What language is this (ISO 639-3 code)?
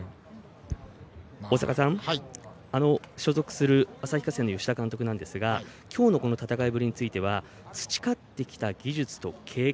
jpn